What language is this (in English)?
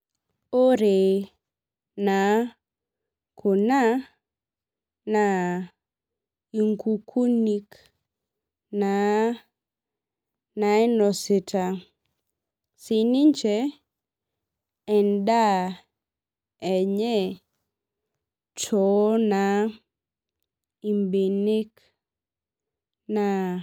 Masai